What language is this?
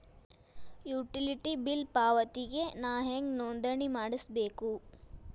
Kannada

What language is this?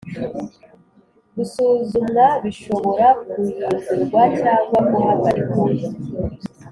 Kinyarwanda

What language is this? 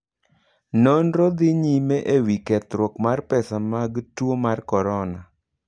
Luo (Kenya and Tanzania)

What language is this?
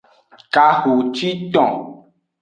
Aja (Benin)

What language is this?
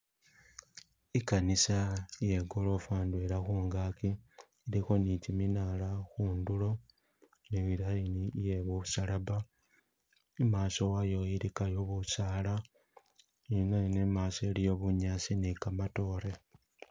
Masaaba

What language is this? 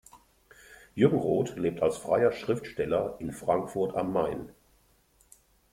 German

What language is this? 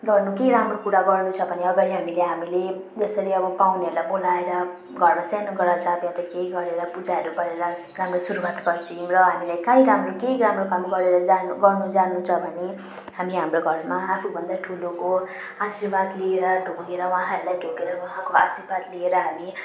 Nepali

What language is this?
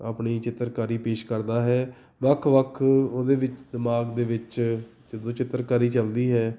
Punjabi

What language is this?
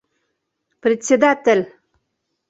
Bashkir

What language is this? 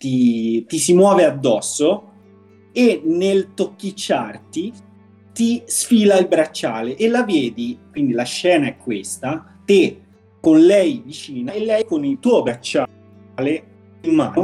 Italian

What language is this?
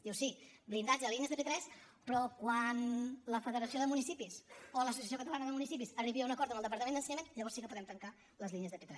Catalan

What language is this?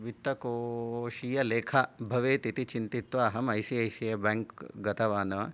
Sanskrit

